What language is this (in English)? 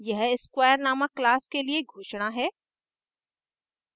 Hindi